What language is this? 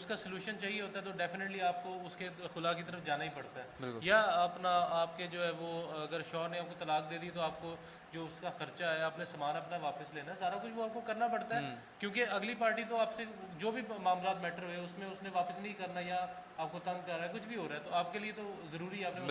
Urdu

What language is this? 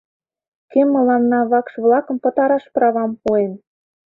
Mari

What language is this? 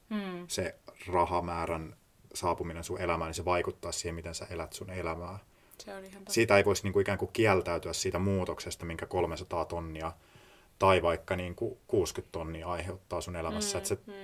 Finnish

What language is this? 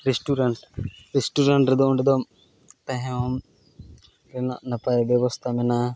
Santali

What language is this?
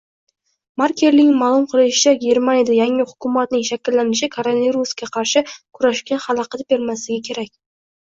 Uzbek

